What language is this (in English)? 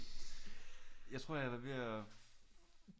Danish